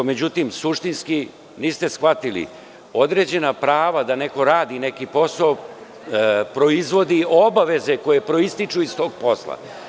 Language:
Serbian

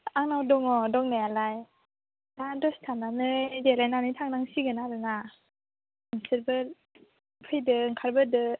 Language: Bodo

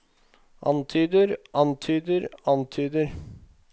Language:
Norwegian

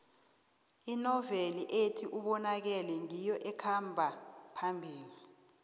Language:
South Ndebele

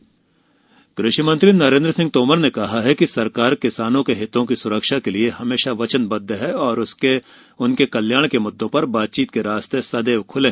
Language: Hindi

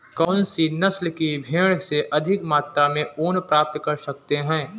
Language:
Hindi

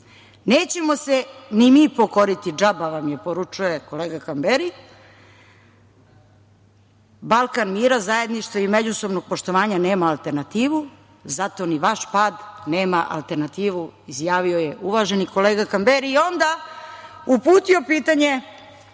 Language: Serbian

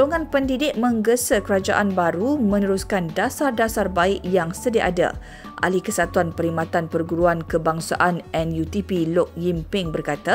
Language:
Malay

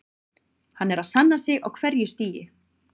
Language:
Icelandic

